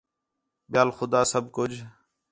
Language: Khetrani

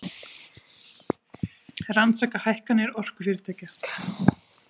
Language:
Icelandic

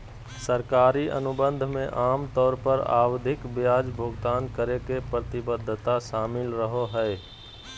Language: Magahi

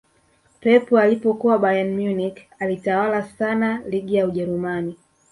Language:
Swahili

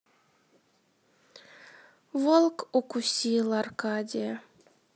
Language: Russian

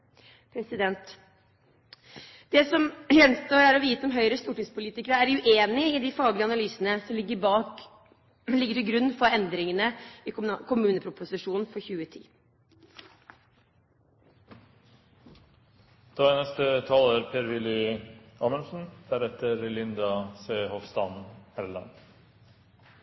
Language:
Norwegian Bokmål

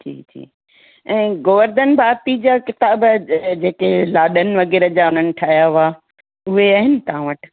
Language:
Sindhi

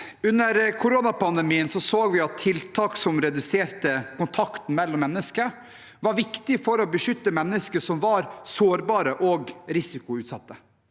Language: Norwegian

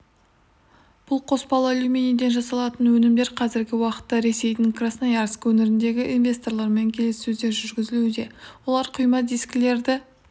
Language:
Kazakh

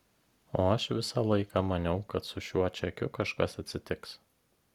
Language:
Lithuanian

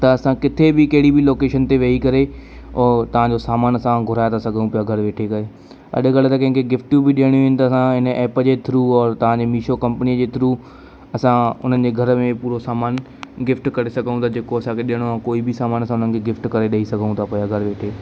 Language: Sindhi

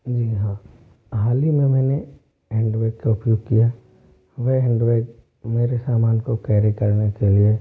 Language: Hindi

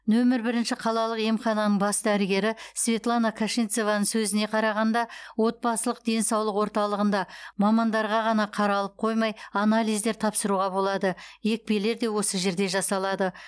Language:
Kazakh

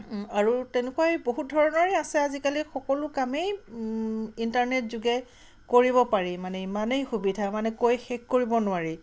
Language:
Assamese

